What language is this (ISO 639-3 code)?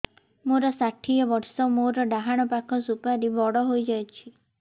ori